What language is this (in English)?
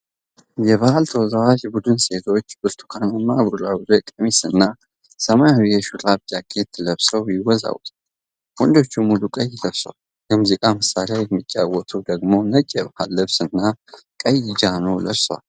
Amharic